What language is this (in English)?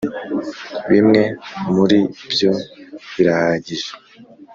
Kinyarwanda